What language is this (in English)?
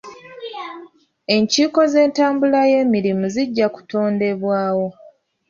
Ganda